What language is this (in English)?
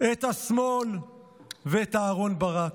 Hebrew